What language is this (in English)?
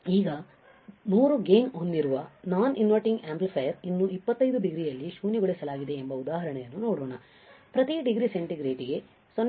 Kannada